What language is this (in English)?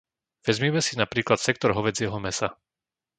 Slovak